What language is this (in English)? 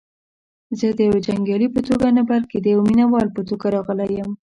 Pashto